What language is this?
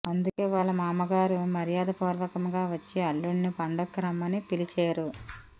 Telugu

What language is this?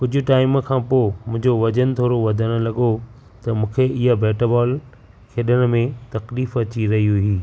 Sindhi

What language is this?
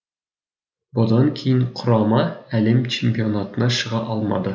Kazakh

